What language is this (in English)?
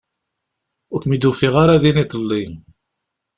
Kabyle